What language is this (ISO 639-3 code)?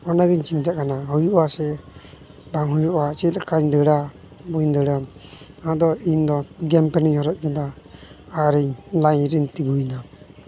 sat